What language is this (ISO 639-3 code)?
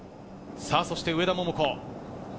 jpn